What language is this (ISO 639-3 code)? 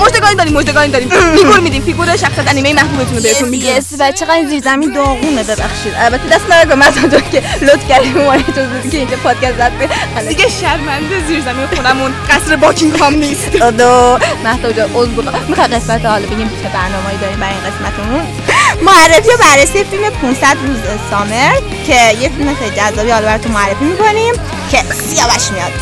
fas